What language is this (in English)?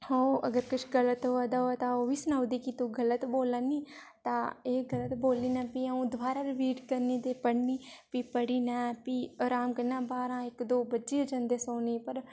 Dogri